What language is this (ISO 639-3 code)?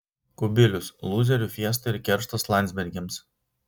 lit